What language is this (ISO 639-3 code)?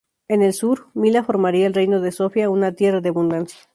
spa